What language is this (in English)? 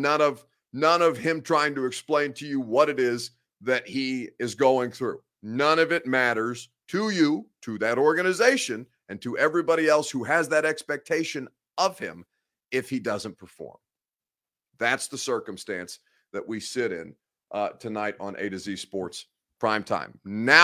English